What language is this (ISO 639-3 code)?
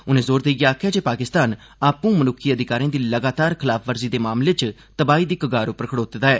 doi